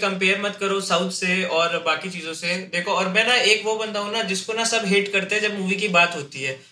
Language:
Hindi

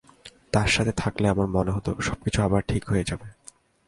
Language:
Bangla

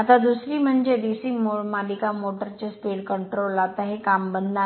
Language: Marathi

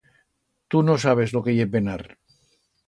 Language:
Aragonese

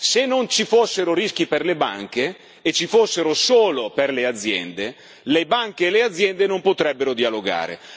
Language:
Italian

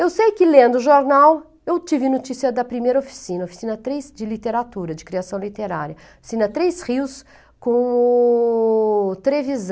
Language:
Portuguese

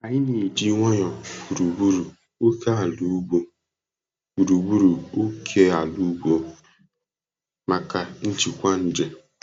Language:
Igbo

